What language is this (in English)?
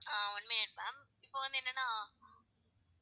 Tamil